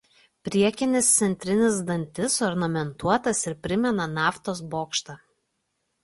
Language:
Lithuanian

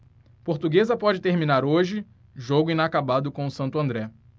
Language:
Portuguese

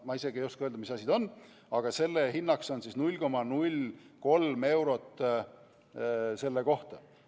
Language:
Estonian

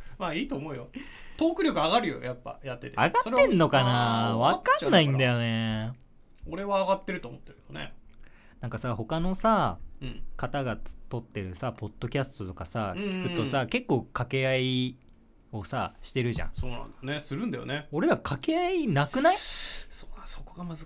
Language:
Japanese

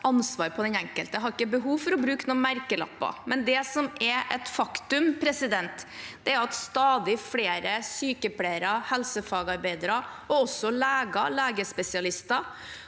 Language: Norwegian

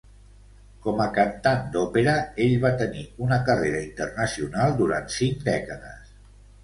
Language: Catalan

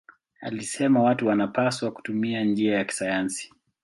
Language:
Swahili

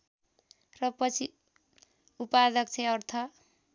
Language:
Nepali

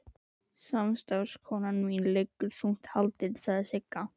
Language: Icelandic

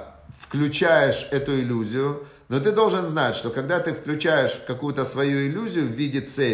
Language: Russian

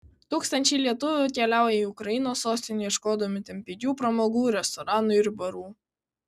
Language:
Lithuanian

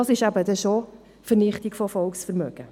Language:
Swiss German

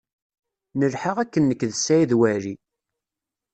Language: Kabyle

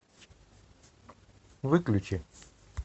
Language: Russian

